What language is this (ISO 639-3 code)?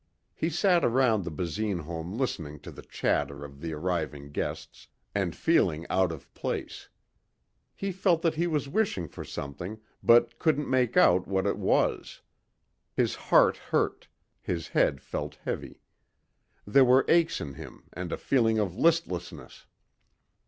eng